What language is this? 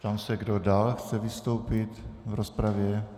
Czech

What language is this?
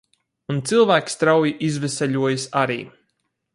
Latvian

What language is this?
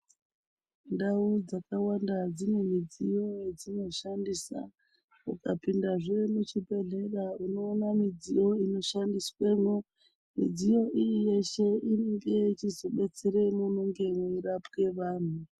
Ndau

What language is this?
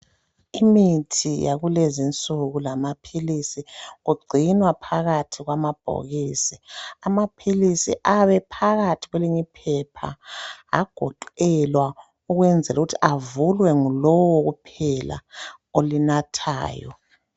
North Ndebele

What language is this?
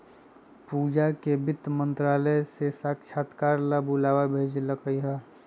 Magahi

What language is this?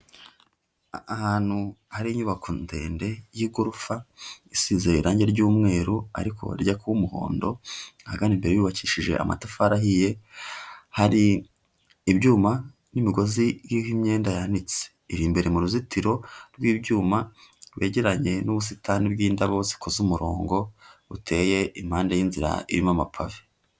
Kinyarwanda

